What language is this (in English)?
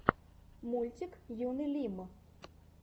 Russian